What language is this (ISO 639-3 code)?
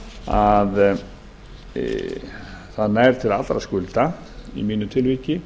isl